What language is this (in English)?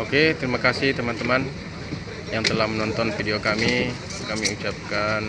Indonesian